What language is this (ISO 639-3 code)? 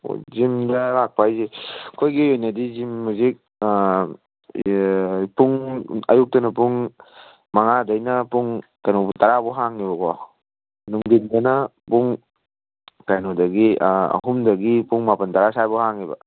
mni